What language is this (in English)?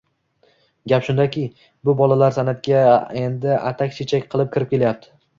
Uzbek